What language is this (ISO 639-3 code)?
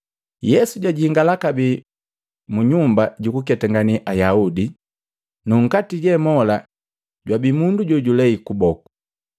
mgv